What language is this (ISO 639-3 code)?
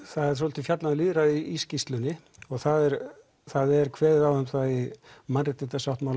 isl